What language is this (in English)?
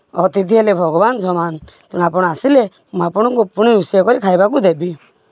Odia